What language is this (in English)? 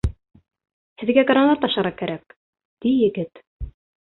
Bashkir